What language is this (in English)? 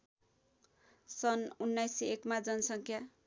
Nepali